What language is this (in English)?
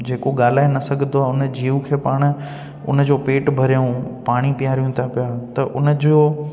Sindhi